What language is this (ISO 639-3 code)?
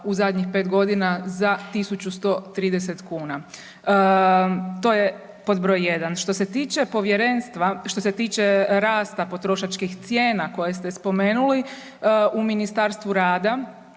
hrv